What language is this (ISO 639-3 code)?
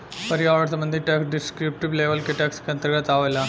bho